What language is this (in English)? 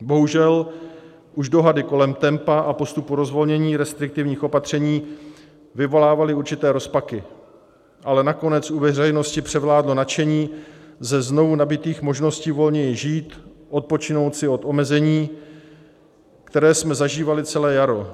Czech